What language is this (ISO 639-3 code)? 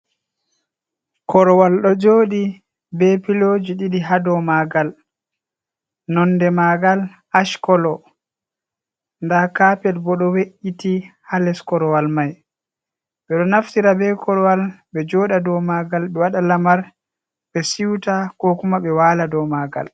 ful